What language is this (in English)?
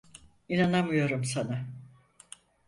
Turkish